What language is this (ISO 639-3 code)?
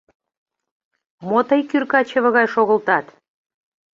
chm